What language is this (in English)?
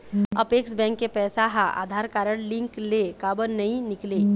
Chhattisgarhi